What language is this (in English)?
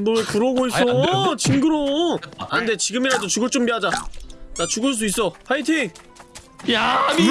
Korean